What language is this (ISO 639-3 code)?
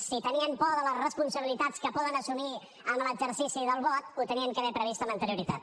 cat